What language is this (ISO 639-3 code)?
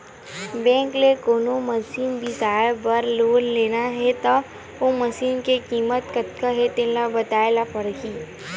hne